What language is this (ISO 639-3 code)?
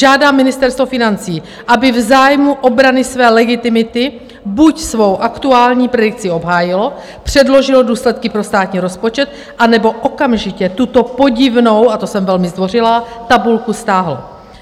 ces